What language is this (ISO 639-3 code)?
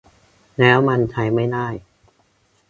tha